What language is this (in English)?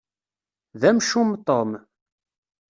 Kabyle